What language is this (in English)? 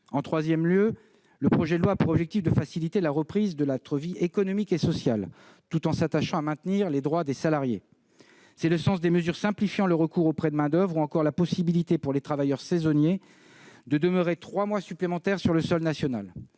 French